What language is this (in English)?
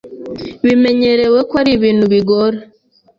Kinyarwanda